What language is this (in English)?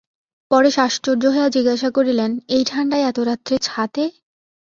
Bangla